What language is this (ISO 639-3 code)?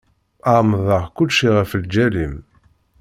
kab